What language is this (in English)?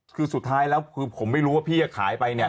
Thai